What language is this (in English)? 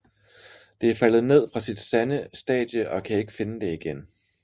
Danish